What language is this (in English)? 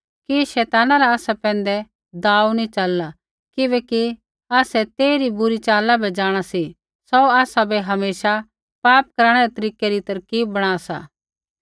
Kullu Pahari